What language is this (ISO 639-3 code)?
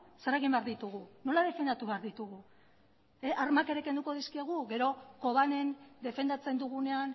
eus